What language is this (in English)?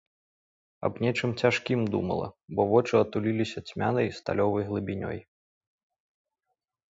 Belarusian